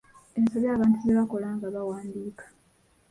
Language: Ganda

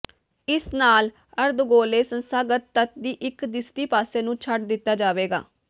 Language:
Punjabi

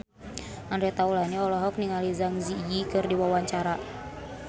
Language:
Sundanese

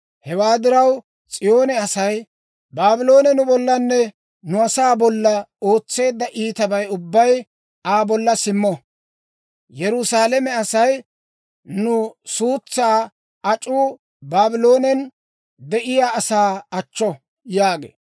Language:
Dawro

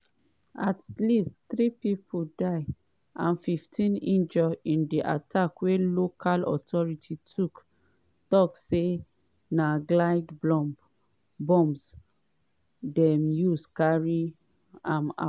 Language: Nigerian Pidgin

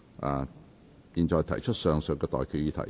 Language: Cantonese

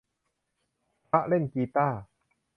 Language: Thai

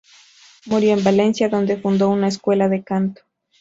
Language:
Spanish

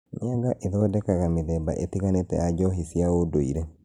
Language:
Kikuyu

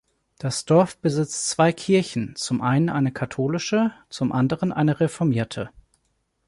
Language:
German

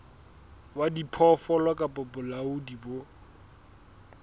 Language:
Southern Sotho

